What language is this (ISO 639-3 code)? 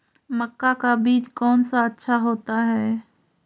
mag